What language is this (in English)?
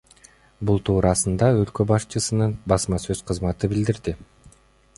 Kyrgyz